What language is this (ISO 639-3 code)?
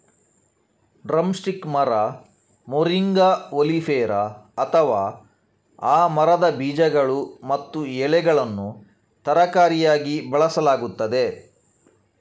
kan